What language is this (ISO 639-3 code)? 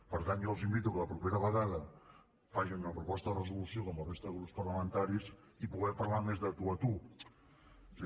cat